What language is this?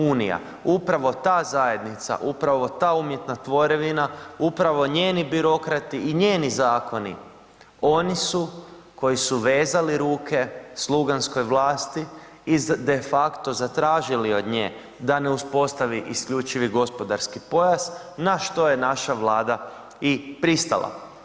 Croatian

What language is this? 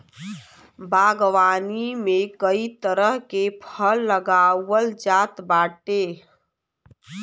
Bhojpuri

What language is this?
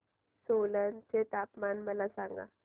Marathi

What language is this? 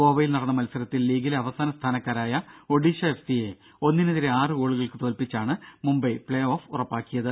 Malayalam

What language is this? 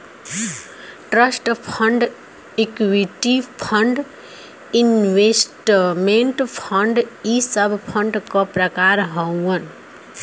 Bhojpuri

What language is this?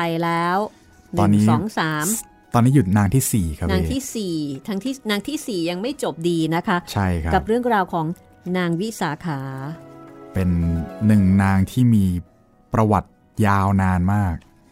Thai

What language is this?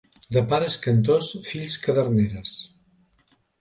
Catalan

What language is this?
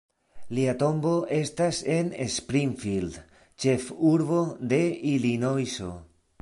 Esperanto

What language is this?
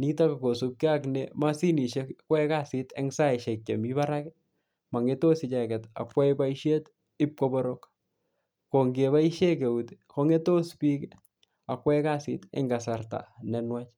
Kalenjin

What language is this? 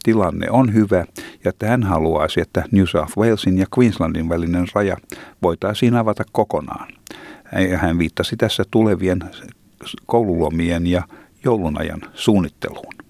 Finnish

